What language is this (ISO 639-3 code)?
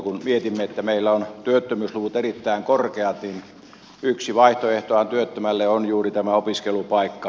fin